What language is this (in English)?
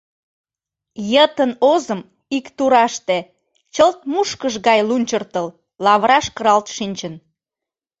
Mari